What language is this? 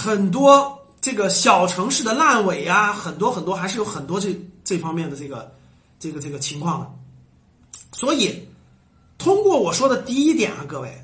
Chinese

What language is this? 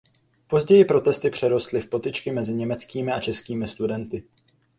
Czech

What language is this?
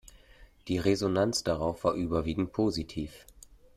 German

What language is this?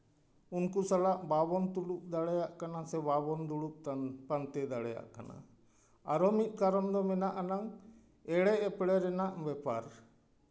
Santali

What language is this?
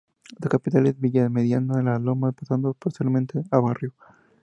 Spanish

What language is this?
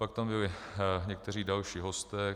Czech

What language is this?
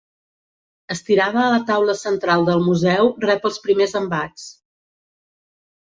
Catalan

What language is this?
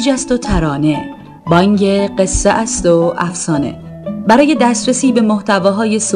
Persian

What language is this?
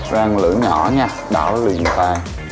Vietnamese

